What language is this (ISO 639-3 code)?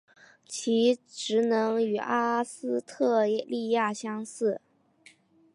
zho